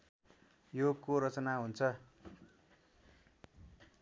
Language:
Nepali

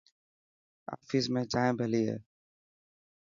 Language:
Dhatki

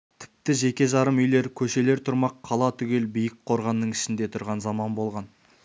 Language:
Kazakh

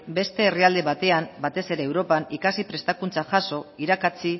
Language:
Basque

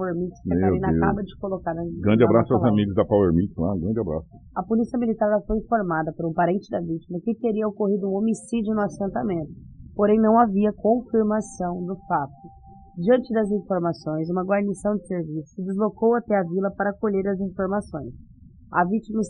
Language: Portuguese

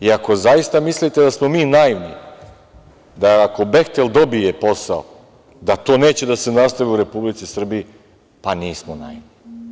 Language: Serbian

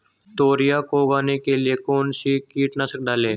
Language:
Hindi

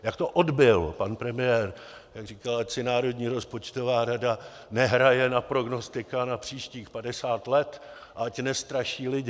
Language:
Czech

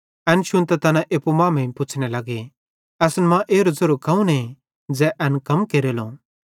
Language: Bhadrawahi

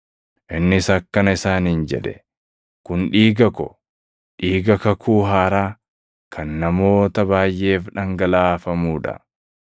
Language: Oromo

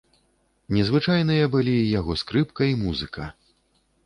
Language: Belarusian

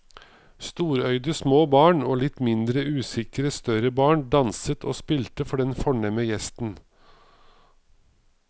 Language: Norwegian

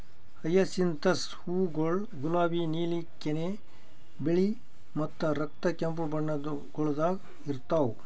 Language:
Kannada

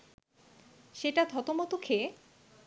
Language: Bangla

